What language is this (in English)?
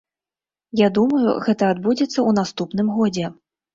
Belarusian